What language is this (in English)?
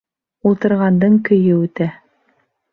Bashkir